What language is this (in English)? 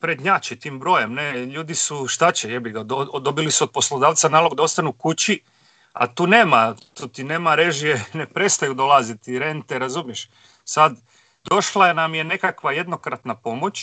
Croatian